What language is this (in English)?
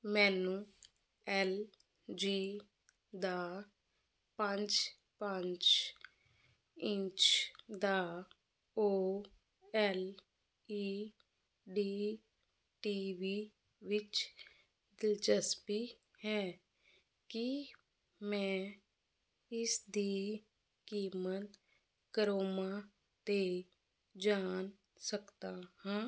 Punjabi